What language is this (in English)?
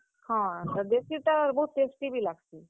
Odia